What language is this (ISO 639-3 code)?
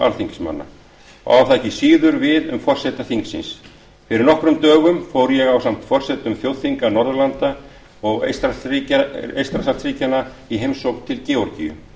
isl